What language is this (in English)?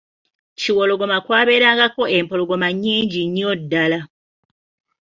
Ganda